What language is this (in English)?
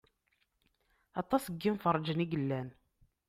Kabyle